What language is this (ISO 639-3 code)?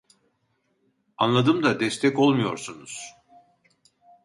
tur